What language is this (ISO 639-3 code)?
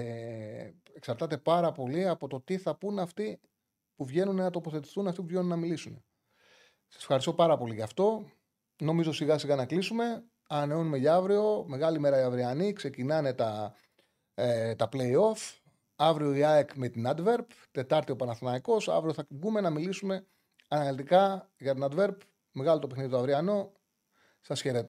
ell